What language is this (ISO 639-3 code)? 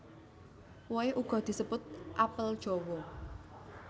jav